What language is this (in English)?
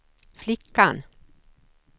Swedish